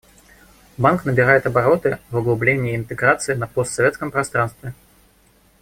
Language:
Russian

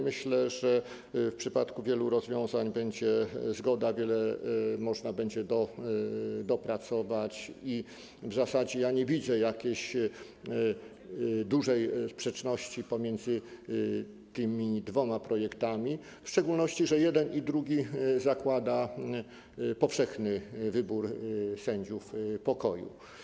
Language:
Polish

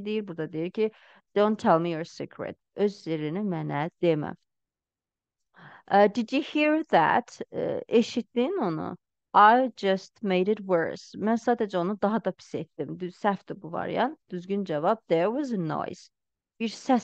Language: Turkish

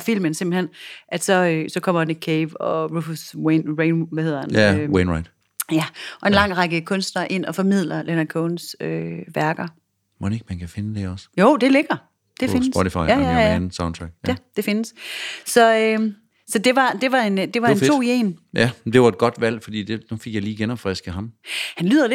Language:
Danish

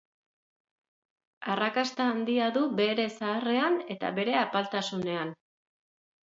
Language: Basque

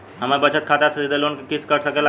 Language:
Bhojpuri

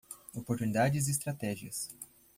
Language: Portuguese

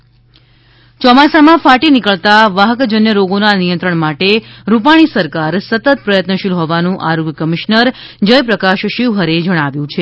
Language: Gujarati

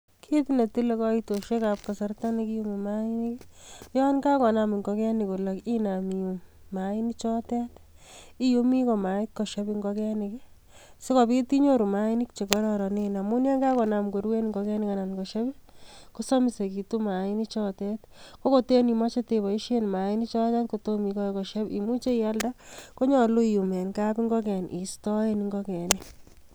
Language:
Kalenjin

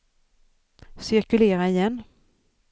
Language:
Swedish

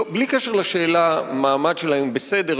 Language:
Hebrew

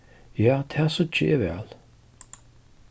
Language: Faroese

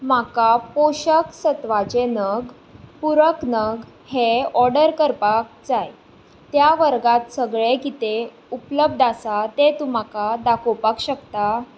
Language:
Konkani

